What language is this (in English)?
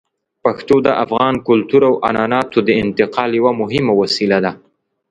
Pashto